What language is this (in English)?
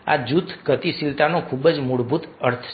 Gujarati